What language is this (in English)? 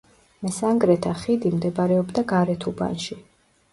Georgian